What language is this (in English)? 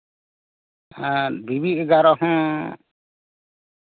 Santali